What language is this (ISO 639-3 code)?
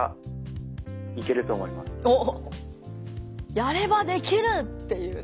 jpn